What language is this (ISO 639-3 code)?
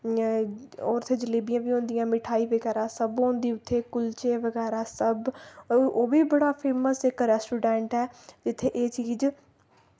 doi